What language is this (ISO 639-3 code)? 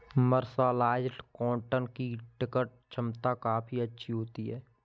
hin